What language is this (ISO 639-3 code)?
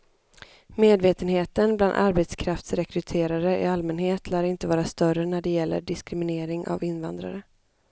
swe